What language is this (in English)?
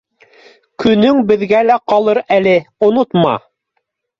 Bashkir